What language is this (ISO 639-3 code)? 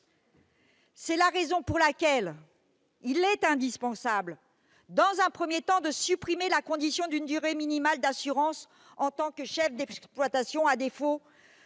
fra